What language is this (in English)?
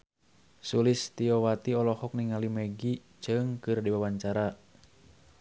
Sundanese